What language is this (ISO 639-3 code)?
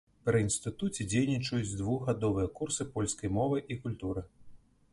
bel